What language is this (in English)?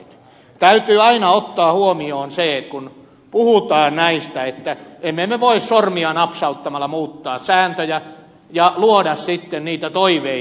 Finnish